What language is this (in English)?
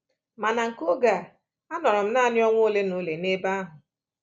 Igbo